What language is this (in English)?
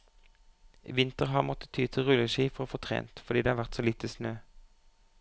Norwegian